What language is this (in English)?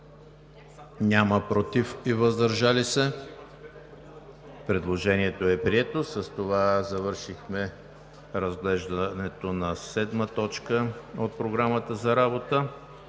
Bulgarian